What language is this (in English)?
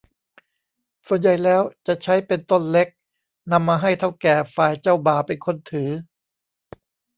Thai